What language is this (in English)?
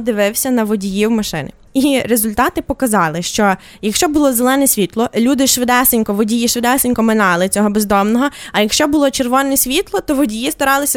Ukrainian